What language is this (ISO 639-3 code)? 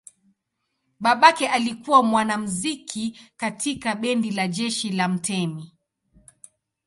swa